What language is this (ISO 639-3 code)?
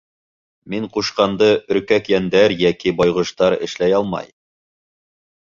bak